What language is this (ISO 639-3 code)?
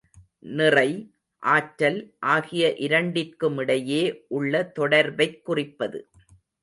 tam